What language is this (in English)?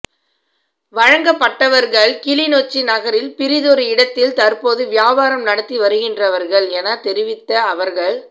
Tamil